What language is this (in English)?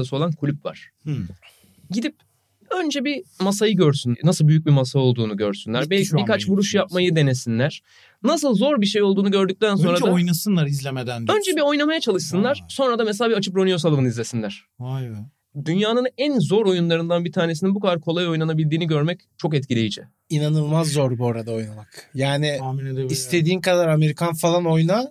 Turkish